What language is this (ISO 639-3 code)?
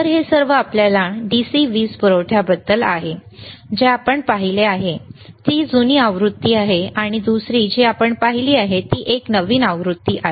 mar